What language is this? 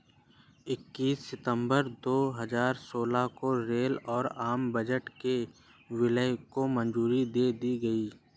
Hindi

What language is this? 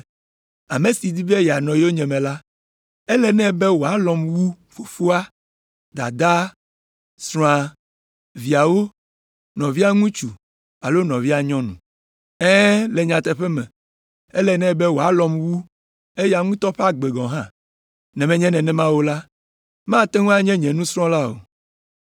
Ewe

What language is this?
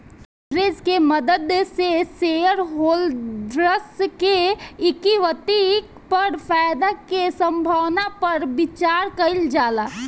Bhojpuri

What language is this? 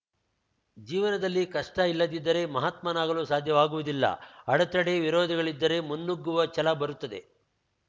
Kannada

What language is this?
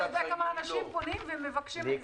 Hebrew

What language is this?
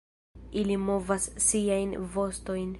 Esperanto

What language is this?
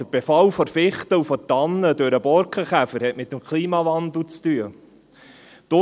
Swiss German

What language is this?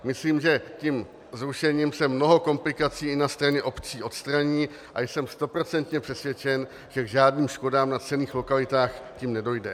Czech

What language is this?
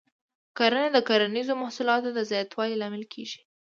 Pashto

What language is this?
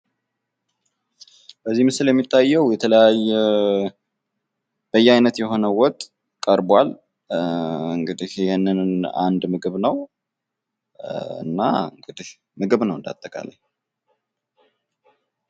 Amharic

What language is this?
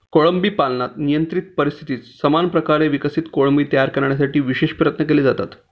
Marathi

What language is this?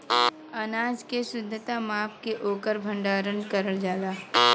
Bhojpuri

